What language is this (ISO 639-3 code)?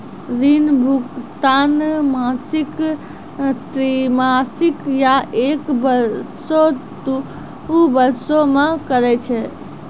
mai